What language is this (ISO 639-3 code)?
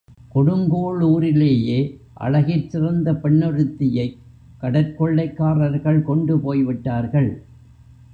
tam